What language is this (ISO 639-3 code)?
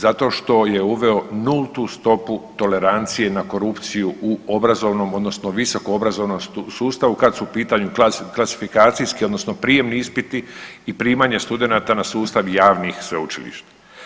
hrv